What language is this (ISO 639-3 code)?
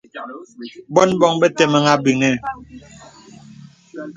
beb